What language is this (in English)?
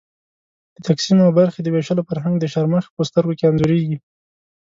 Pashto